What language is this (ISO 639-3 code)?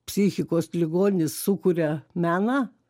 lit